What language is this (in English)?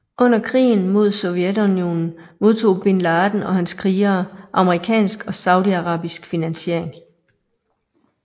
Danish